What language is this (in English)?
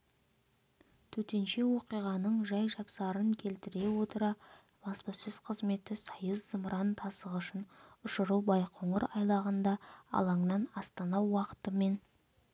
Kazakh